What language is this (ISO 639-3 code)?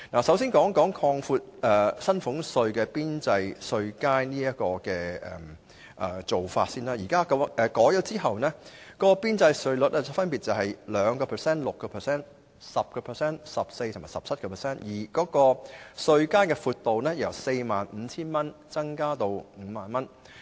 yue